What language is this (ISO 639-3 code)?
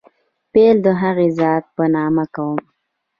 pus